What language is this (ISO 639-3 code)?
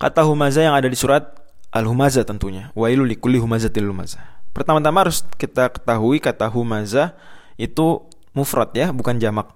ind